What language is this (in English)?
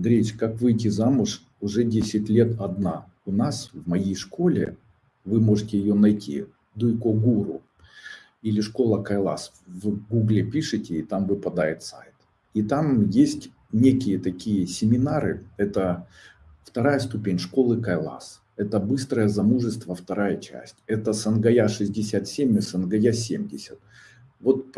Russian